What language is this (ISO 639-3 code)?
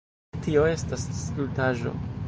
epo